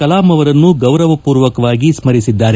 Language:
Kannada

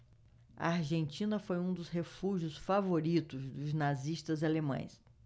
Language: Portuguese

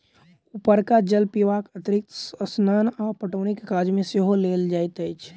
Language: Maithili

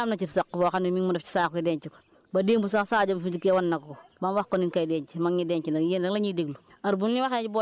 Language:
Wolof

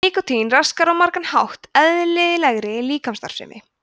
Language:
Icelandic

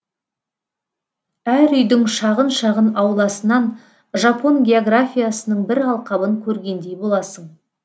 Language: Kazakh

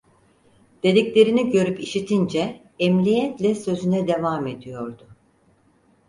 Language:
Turkish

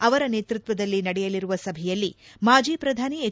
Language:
Kannada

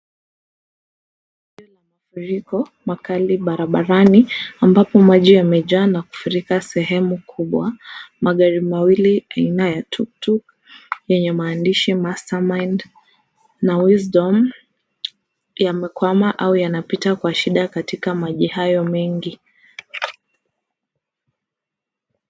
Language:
Swahili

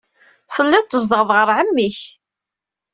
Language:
Kabyle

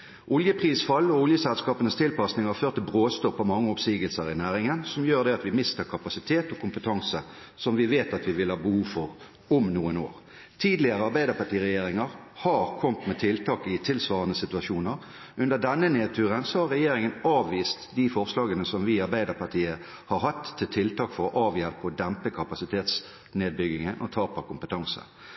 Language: Norwegian Bokmål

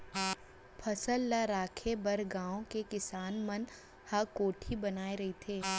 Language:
Chhattisgarhi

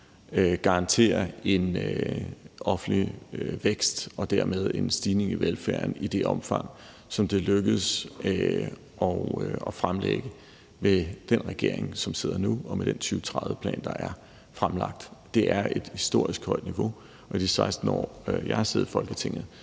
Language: Danish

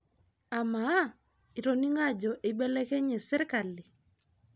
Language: Masai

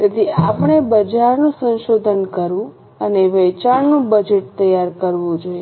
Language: Gujarati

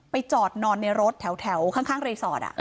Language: Thai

